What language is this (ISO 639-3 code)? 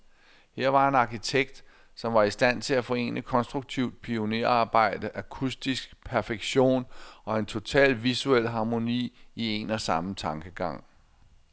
dan